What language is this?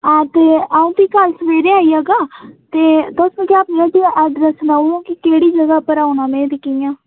Dogri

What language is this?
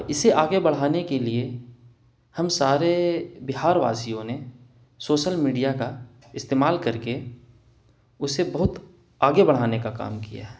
Urdu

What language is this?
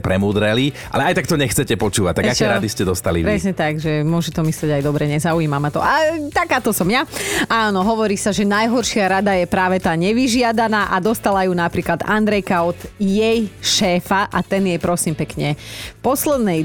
Slovak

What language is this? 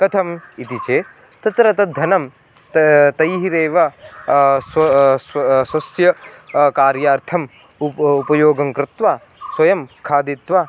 Sanskrit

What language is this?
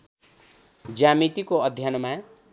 Nepali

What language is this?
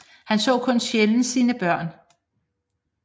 Danish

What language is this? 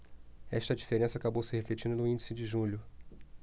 Portuguese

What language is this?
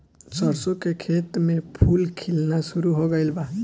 Bhojpuri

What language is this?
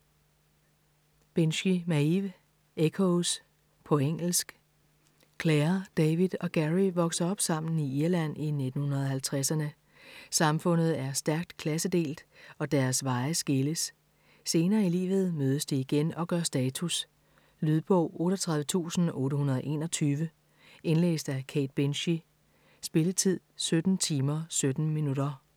Danish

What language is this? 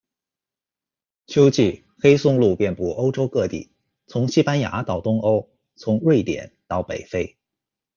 Chinese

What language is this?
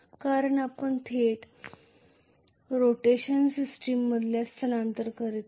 Marathi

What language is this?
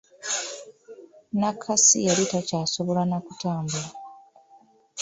Ganda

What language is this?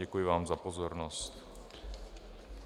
Czech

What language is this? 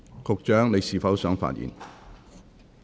Cantonese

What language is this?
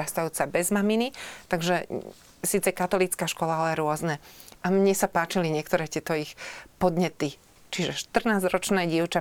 Slovak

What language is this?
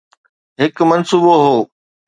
Sindhi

